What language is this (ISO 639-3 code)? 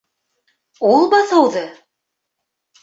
bak